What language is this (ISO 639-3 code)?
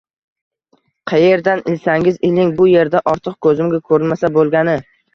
uzb